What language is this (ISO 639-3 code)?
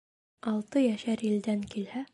bak